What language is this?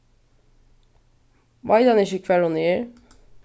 Faroese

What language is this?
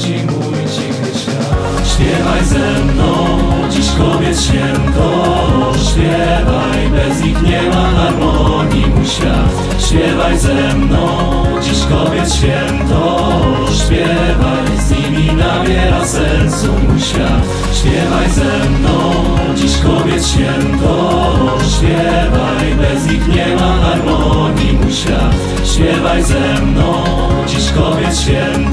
Polish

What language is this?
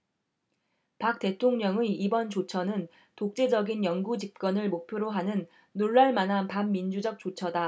Korean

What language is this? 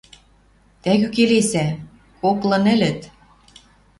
Western Mari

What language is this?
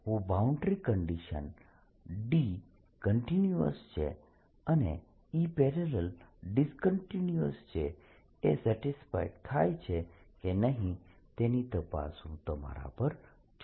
Gujarati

